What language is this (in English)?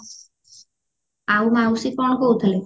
Odia